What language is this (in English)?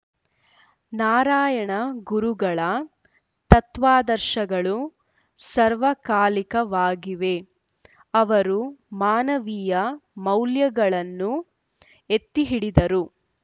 Kannada